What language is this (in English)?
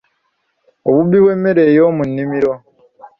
Ganda